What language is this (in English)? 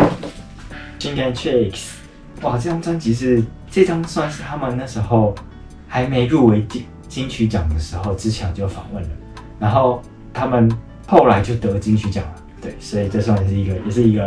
Chinese